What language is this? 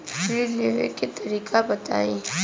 Bhojpuri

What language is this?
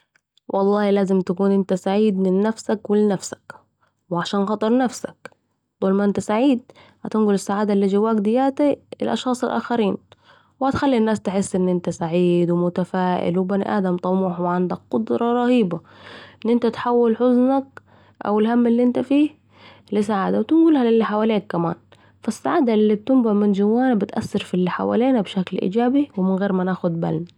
Saidi Arabic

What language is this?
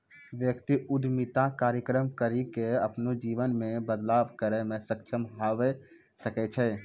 Maithili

